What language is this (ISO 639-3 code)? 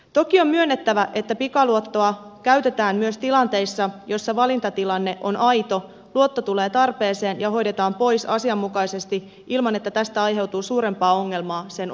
fin